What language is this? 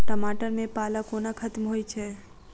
Maithili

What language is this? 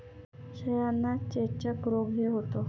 Marathi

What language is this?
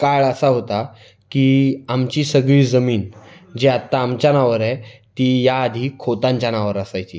Marathi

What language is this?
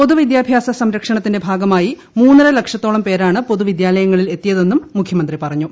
Malayalam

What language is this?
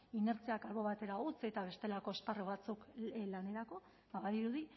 Basque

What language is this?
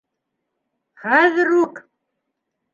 Bashkir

